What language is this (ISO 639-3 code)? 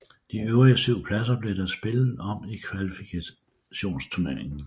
dan